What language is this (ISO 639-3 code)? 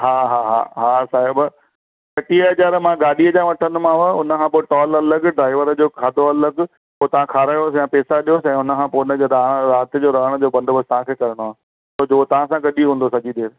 snd